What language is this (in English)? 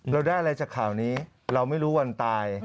Thai